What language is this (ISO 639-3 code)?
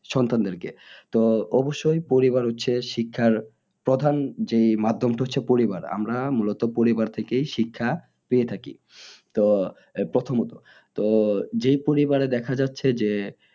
ben